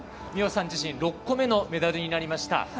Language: Japanese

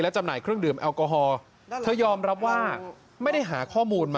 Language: Thai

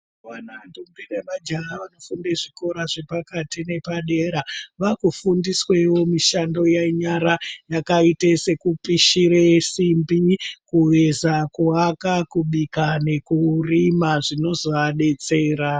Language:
Ndau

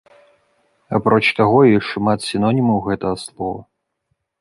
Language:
Belarusian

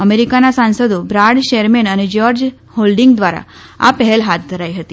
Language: Gujarati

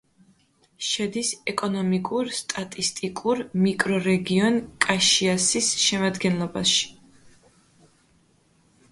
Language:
Georgian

